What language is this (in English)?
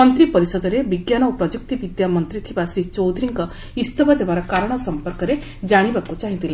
Odia